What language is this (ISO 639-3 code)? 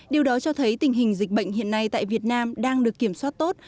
vie